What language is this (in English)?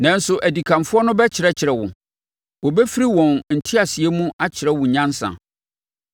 Akan